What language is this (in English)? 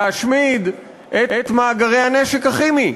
Hebrew